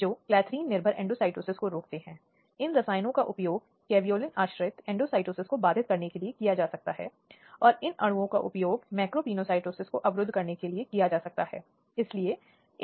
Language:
Hindi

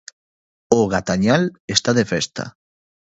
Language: Galician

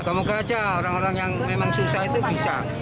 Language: Indonesian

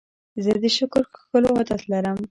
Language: Pashto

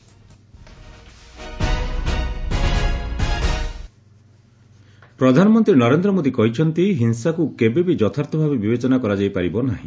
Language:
Odia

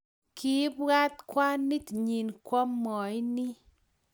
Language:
Kalenjin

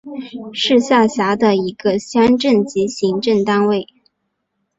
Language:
Chinese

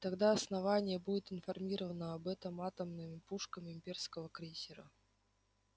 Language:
Russian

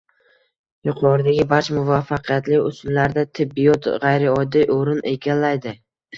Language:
Uzbek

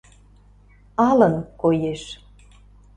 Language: Mari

